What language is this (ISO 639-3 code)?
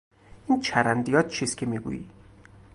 fas